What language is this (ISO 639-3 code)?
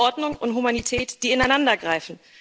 deu